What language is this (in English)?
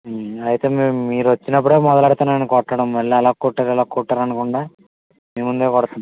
Telugu